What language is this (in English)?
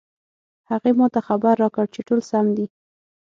Pashto